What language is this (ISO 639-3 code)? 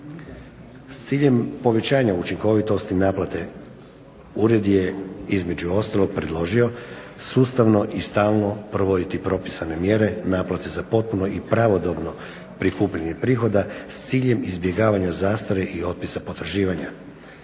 hrv